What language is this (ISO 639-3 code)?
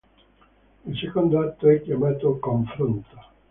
ita